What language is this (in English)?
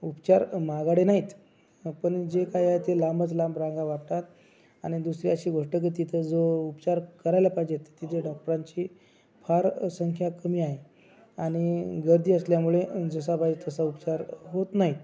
Marathi